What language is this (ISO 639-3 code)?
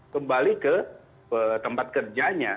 ind